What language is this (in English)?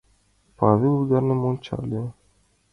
Mari